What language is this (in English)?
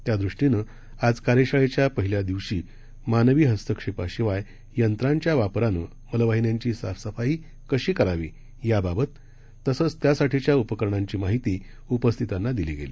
Marathi